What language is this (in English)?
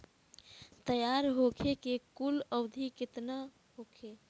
Bhojpuri